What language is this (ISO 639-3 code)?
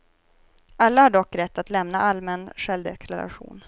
swe